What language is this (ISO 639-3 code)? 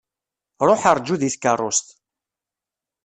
kab